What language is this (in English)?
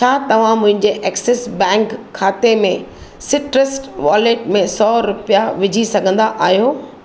Sindhi